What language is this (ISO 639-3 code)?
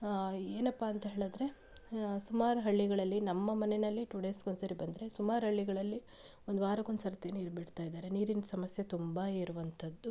kan